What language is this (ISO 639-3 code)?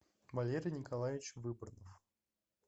rus